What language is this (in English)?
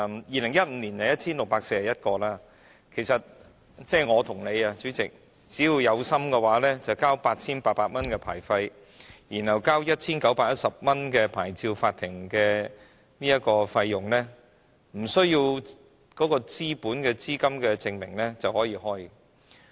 Cantonese